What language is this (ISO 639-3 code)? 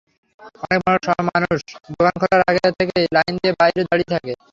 ben